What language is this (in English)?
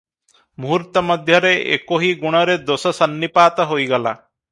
Odia